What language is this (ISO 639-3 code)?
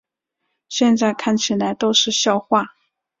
zho